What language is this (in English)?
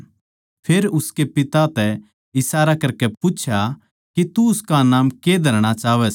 Haryanvi